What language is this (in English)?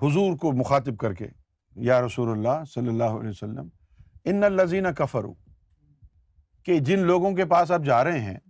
Urdu